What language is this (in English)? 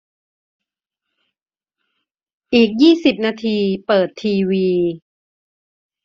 Thai